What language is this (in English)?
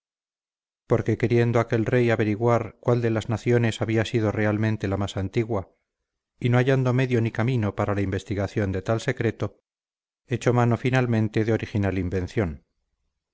Spanish